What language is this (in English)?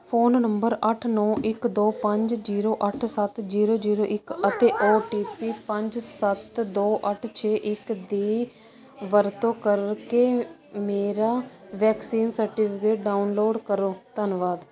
Punjabi